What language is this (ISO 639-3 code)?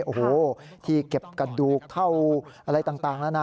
tha